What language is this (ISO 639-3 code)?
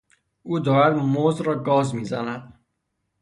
fas